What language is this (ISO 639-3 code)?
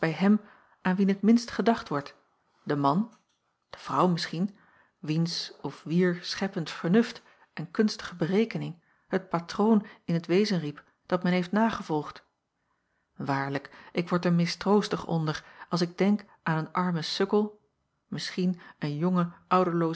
nld